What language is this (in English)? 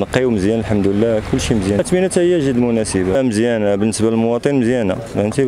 Arabic